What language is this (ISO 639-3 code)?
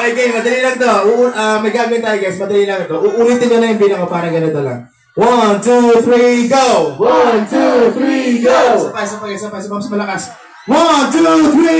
fil